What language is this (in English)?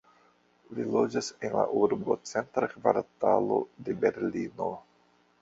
Esperanto